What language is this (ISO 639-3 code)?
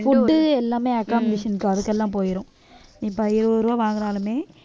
tam